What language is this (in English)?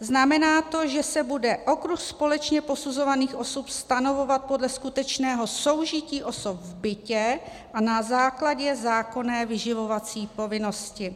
Czech